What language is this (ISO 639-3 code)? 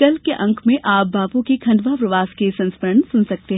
hin